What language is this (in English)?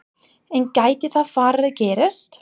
Icelandic